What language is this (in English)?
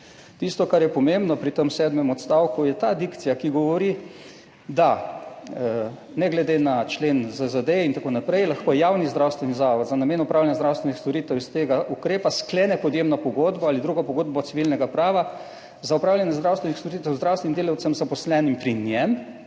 Slovenian